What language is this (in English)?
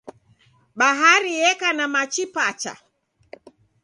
Taita